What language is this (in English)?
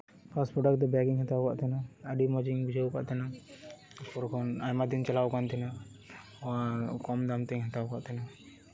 Santali